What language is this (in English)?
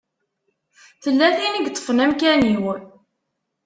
Kabyle